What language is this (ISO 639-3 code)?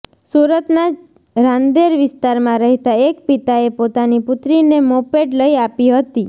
guj